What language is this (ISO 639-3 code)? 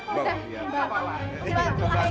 ind